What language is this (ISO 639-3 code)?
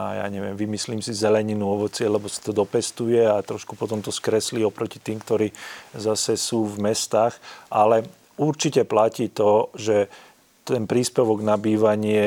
slk